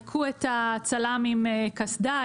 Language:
Hebrew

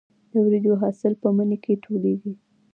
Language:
Pashto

